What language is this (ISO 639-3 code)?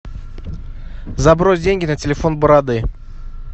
rus